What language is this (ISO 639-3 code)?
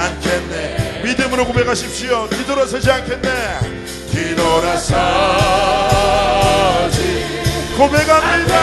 kor